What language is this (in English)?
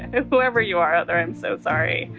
English